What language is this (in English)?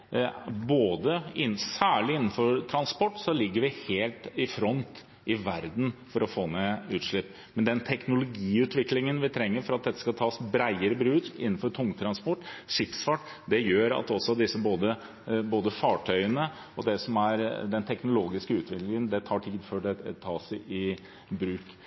Norwegian Bokmål